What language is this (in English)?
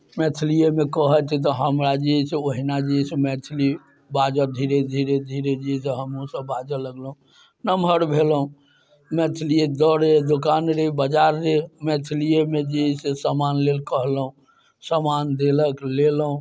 Maithili